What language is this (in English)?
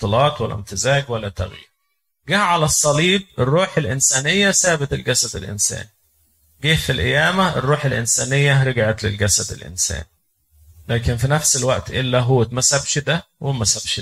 Arabic